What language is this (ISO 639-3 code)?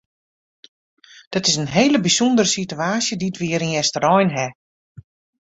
fry